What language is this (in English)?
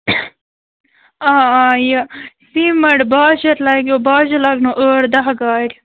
Kashmiri